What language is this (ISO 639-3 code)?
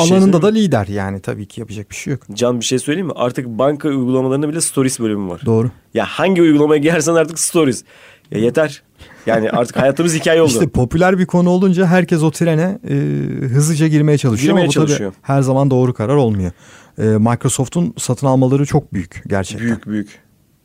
tur